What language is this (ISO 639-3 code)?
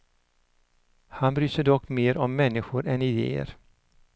swe